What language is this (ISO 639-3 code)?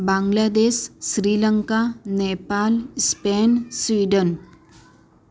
guj